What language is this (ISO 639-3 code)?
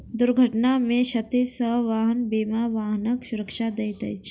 mai